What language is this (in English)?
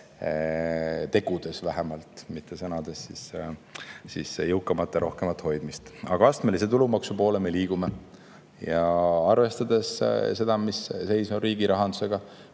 Estonian